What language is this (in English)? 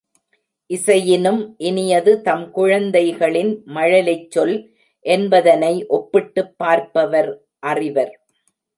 Tamil